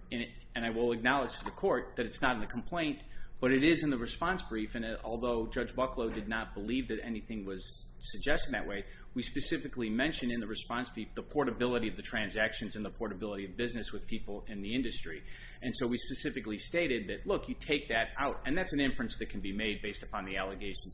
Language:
English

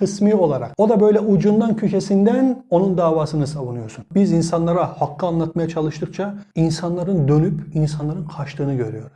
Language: Turkish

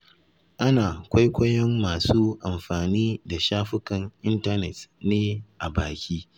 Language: Hausa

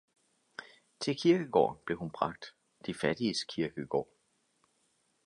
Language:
Danish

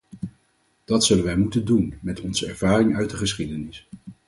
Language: Dutch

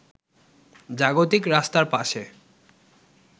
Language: Bangla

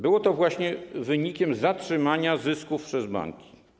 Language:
Polish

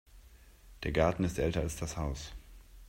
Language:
German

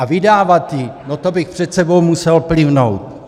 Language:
Czech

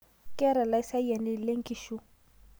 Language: Masai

